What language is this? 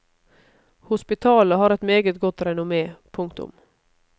Norwegian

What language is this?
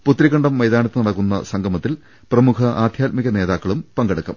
Malayalam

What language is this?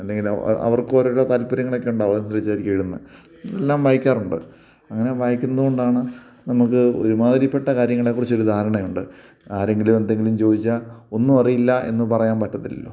Malayalam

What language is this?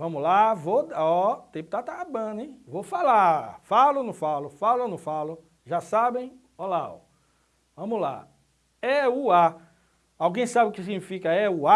Portuguese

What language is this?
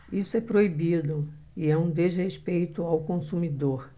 Portuguese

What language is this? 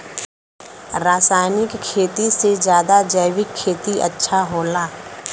Bhojpuri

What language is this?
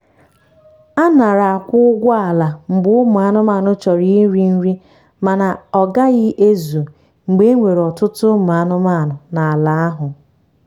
Igbo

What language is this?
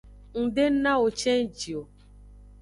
Aja (Benin)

